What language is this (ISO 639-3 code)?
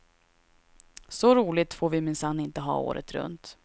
swe